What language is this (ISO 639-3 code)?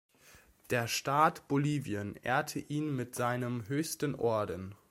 deu